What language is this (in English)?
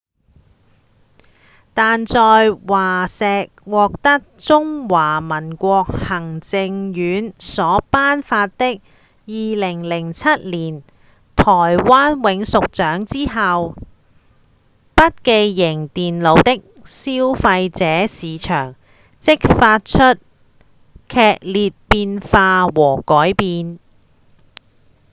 Cantonese